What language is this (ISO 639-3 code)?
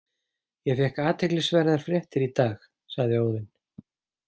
isl